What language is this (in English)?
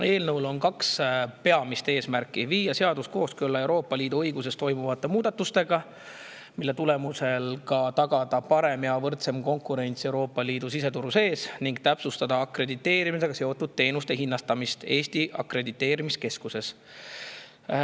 Estonian